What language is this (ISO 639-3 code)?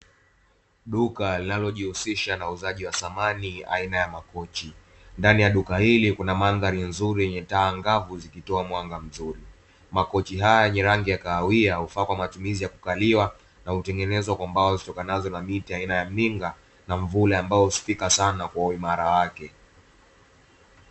swa